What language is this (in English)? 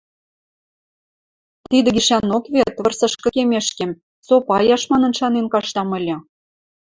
Western Mari